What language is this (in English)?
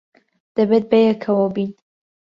Central Kurdish